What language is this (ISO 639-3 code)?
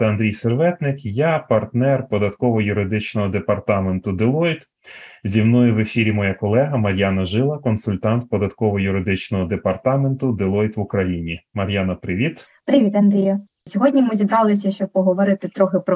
ukr